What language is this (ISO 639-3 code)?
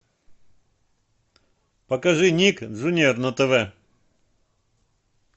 rus